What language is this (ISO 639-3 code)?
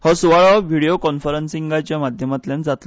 kok